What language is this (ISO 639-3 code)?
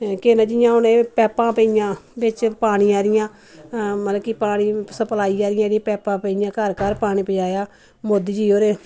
doi